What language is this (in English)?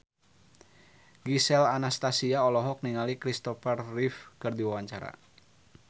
Sundanese